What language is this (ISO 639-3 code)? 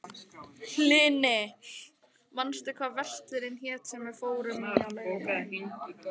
isl